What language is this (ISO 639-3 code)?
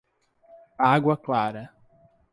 por